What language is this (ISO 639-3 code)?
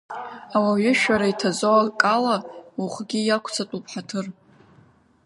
abk